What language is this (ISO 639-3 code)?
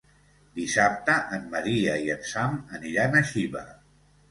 cat